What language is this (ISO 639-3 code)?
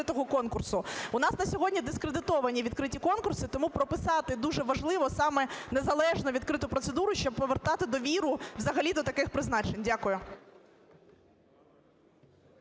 ukr